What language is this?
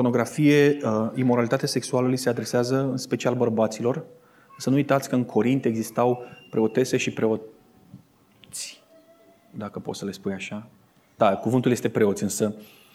Romanian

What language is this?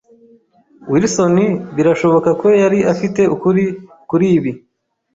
Kinyarwanda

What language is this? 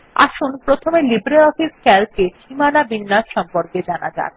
Bangla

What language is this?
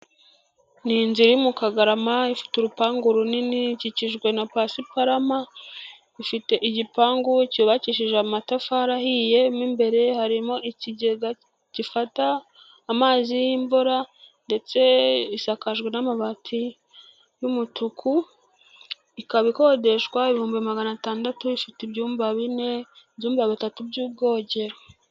Kinyarwanda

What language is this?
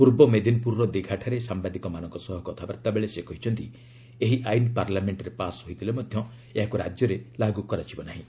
Odia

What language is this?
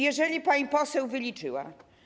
Polish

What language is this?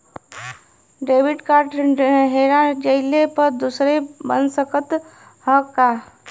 Bhojpuri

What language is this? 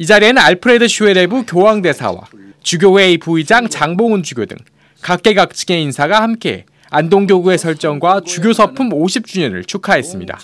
Korean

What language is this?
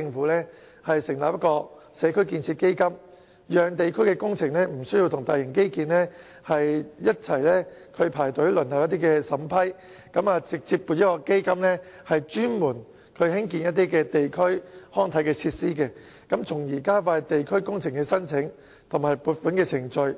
Cantonese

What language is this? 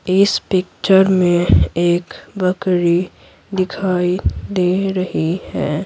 Hindi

